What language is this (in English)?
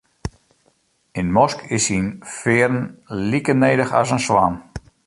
Western Frisian